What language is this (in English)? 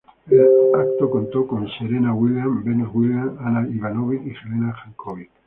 Spanish